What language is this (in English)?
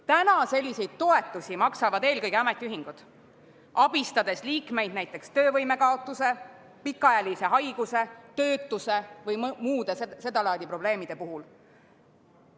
Estonian